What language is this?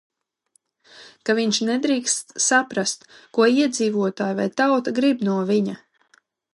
Latvian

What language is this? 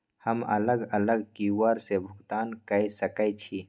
Maithili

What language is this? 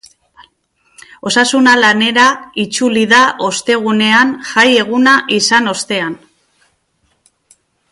Basque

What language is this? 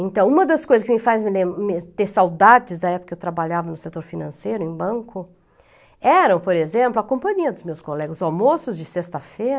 Portuguese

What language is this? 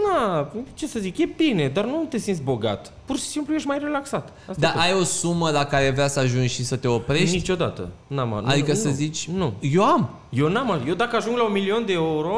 Romanian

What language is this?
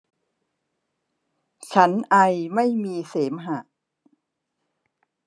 Thai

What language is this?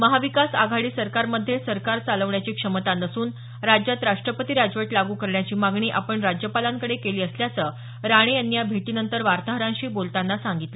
Marathi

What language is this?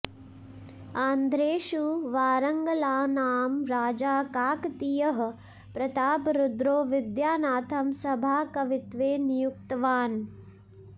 Sanskrit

